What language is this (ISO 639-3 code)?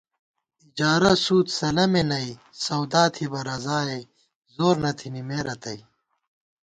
gwt